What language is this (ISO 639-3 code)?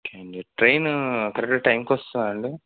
tel